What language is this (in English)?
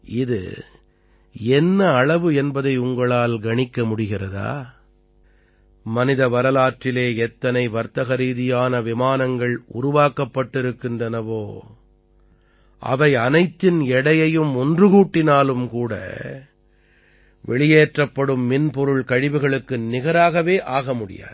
Tamil